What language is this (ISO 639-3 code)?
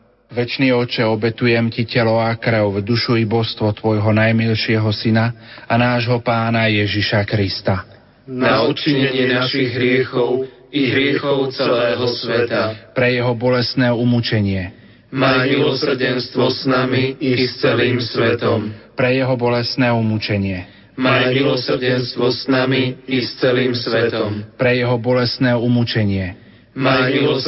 slk